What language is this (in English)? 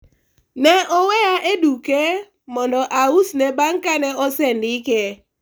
Luo (Kenya and Tanzania)